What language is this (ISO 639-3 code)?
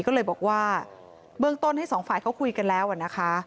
tha